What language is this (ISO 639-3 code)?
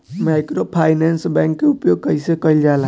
bho